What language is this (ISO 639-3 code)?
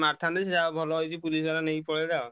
ori